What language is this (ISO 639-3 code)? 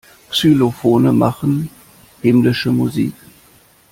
deu